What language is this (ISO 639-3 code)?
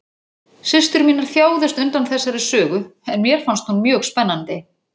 isl